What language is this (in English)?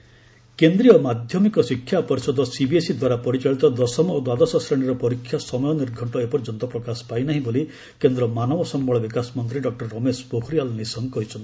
Odia